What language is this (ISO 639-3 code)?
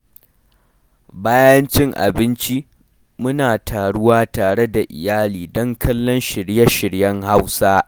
hau